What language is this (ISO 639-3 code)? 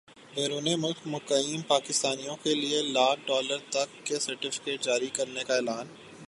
urd